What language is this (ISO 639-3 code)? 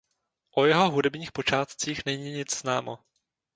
ces